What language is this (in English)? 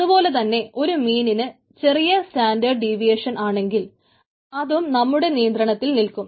Malayalam